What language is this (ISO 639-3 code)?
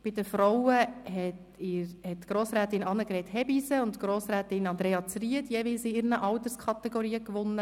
gsw